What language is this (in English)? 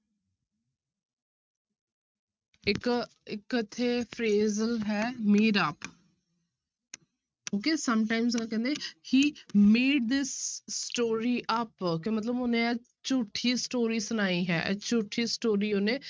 Punjabi